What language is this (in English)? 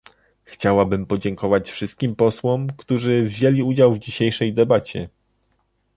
Polish